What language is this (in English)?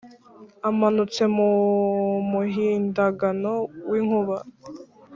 Kinyarwanda